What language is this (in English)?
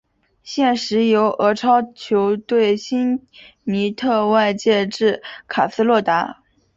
Chinese